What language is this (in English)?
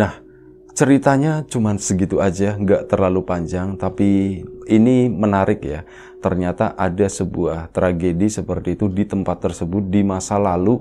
Indonesian